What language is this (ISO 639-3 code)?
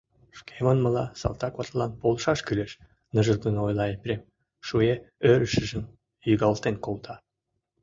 chm